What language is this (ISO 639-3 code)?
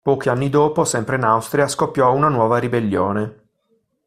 ita